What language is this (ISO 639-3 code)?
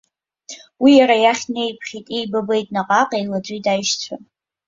abk